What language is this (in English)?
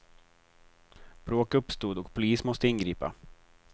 Swedish